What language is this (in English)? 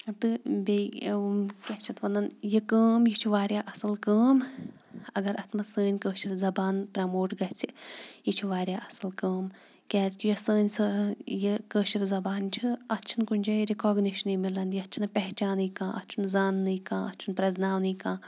Kashmiri